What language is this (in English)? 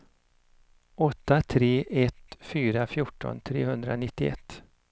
Swedish